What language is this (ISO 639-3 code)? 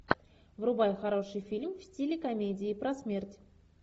rus